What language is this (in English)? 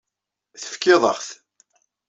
Kabyle